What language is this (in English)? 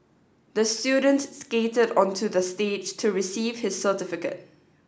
English